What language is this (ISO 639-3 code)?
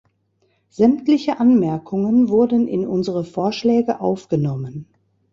deu